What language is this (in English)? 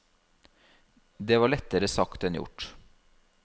Norwegian